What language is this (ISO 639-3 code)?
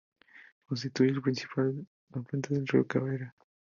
spa